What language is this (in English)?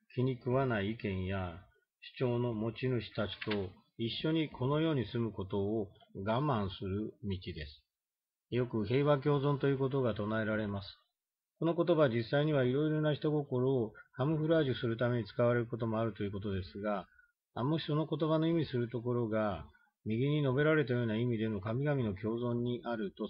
Japanese